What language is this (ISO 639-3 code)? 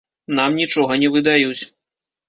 bel